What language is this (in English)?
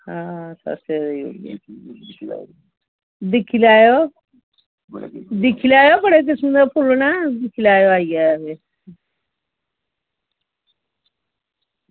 Dogri